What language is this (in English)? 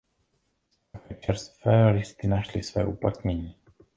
Czech